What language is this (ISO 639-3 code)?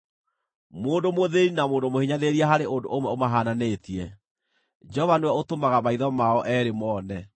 kik